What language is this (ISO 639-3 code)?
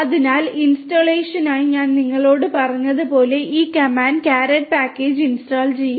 mal